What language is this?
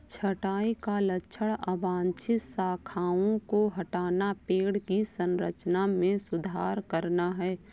Hindi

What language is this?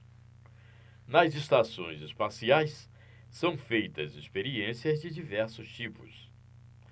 Portuguese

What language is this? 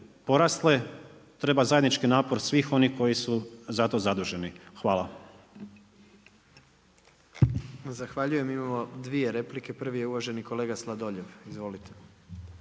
Croatian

